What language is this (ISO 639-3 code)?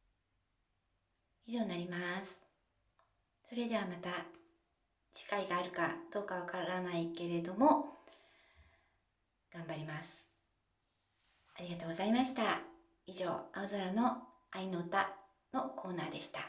jpn